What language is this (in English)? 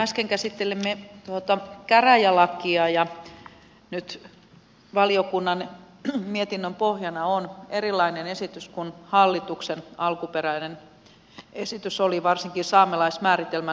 Finnish